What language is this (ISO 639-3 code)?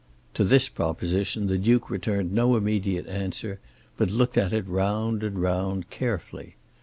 eng